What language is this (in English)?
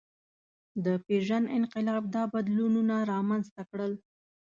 Pashto